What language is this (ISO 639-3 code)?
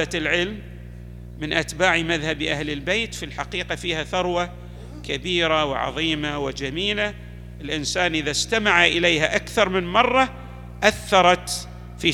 ara